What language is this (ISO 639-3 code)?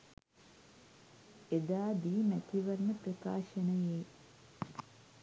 sin